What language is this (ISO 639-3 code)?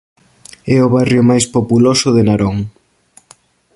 glg